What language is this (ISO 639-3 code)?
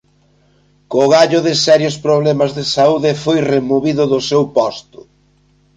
glg